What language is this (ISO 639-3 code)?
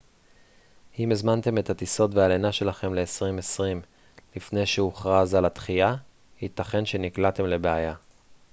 heb